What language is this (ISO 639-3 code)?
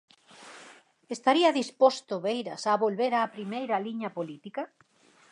glg